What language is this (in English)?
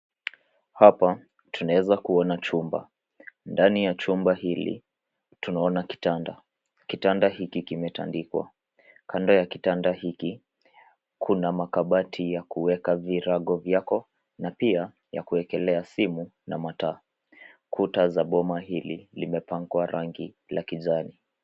Swahili